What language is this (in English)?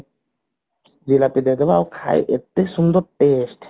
Odia